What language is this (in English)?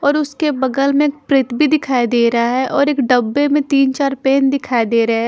Hindi